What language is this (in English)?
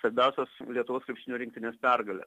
Lithuanian